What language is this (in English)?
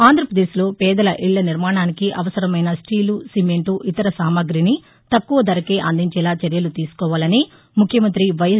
Telugu